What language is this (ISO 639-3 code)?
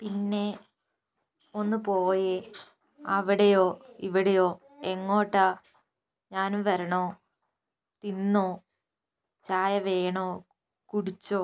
mal